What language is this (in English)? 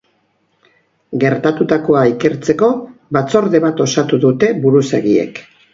Basque